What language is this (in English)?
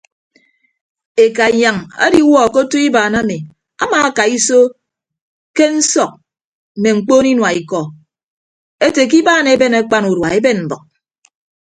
Ibibio